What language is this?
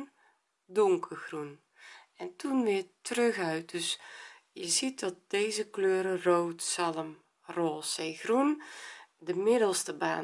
Dutch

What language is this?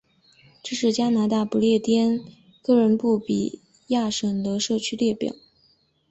Chinese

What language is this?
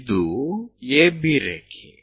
Kannada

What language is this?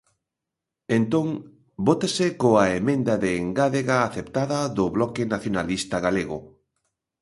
Galician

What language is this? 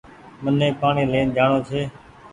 Goaria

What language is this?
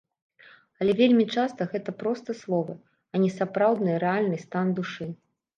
Belarusian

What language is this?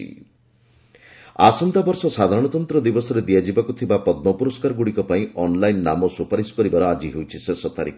Odia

